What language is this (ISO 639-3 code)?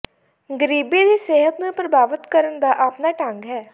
pan